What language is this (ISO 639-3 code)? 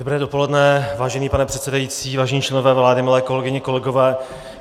ces